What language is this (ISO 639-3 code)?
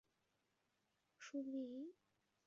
zho